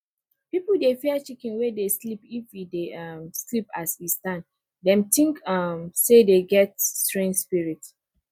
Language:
Nigerian Pidgin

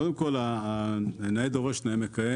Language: Hebrew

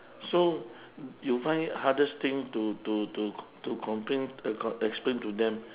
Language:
English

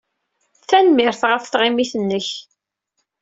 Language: Kabyle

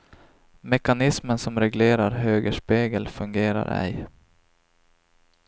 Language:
Swedish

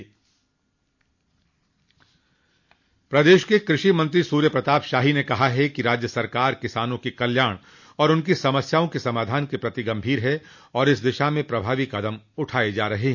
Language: Hindi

